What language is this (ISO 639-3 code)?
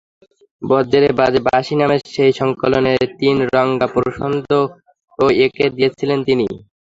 ben